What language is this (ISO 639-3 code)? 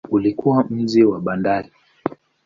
swa